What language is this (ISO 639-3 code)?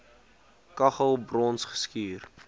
afr